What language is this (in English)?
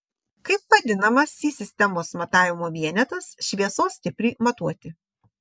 Lithuanian